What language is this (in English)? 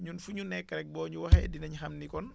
Wolof